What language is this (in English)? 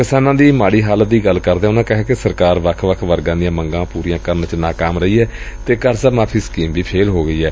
Punjabi